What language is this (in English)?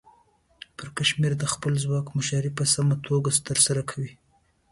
Pashto